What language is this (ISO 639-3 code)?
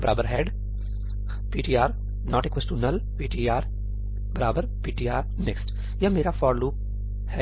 hin